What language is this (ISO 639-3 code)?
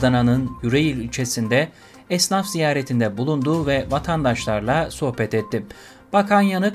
tur